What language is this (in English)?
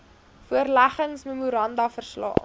Afrikaans